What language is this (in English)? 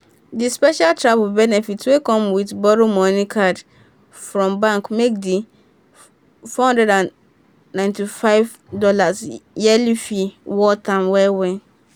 Nigerian Pidgin